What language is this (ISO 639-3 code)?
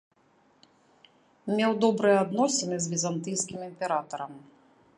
bel